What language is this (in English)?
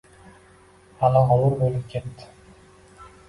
Uzbek